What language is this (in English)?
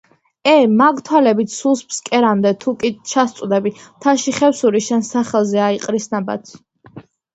Georgian